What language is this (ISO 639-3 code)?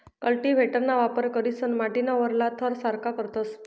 mar